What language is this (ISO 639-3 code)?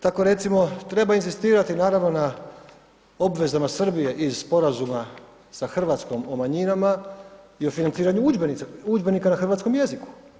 hrv